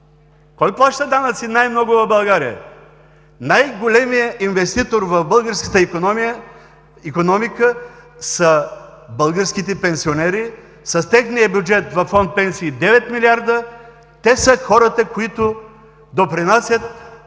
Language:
Bulgarian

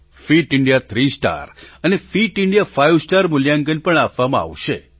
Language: Gujarati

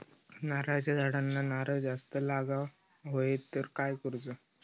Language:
Marathi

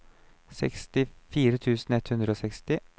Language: Norwegian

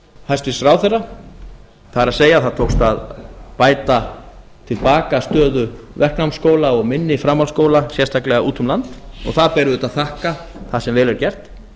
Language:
Icelandic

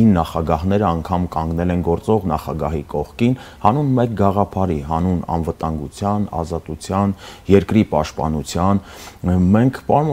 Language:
Romanian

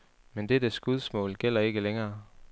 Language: Danish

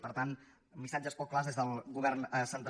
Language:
Catalan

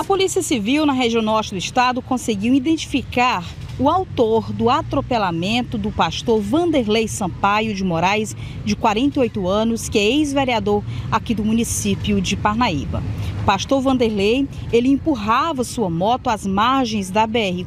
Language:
Portuguese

